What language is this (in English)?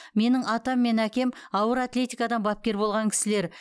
Kazakh